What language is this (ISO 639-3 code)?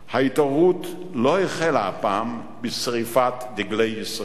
heb